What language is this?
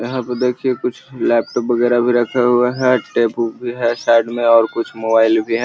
Magahi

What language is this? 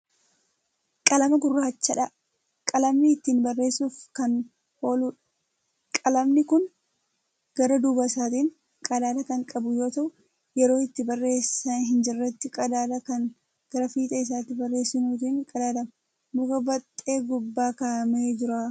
Oromo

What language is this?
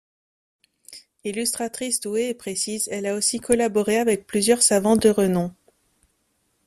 French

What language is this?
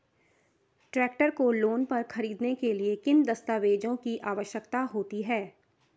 Hindi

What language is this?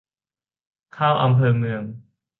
Thai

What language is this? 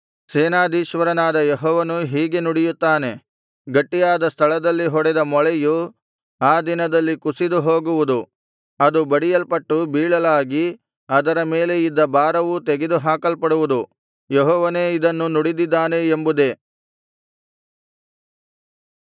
Kannada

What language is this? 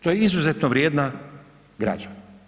Croatian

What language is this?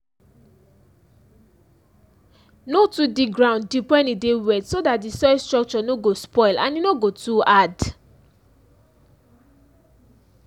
Nigerian Pidgin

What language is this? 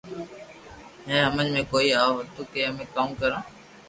Loarki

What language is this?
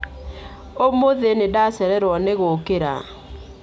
Kikuyu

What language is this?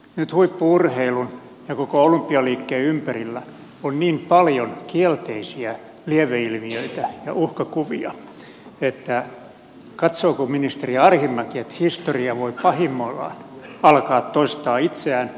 Finnish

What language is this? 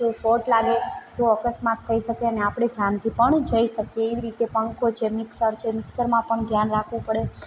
Gujarati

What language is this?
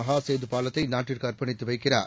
Tamil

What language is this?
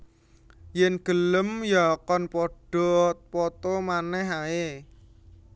Javanese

